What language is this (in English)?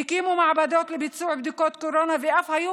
Hebrew